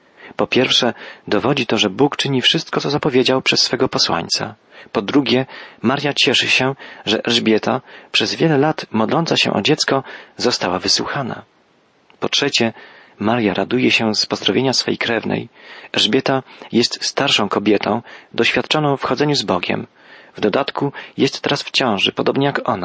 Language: Polish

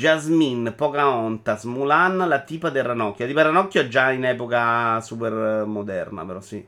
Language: Italian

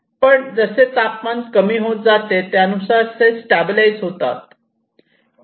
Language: Marathi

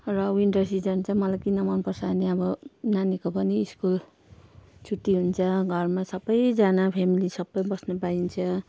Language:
Nepali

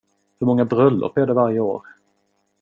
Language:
Swedish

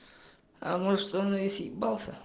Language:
Russian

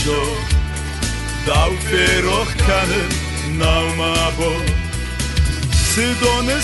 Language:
Turkish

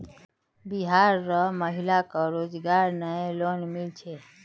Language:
Magahi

